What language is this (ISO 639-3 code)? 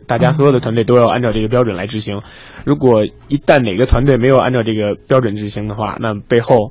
zho